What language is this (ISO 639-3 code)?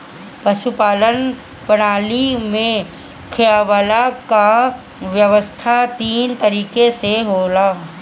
bho